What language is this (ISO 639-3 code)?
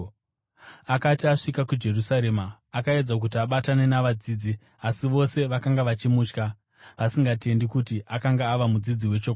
sna